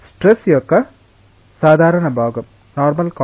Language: Telugu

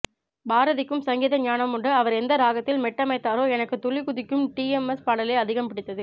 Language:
Tamil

